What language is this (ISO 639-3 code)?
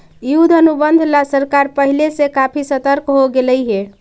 mag